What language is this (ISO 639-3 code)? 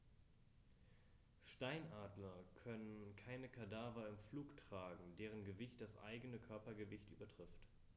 deu